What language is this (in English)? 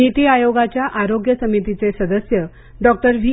Marathi